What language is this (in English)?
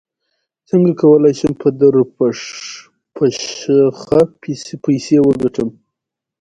Pashto